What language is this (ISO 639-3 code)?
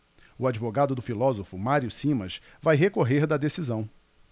por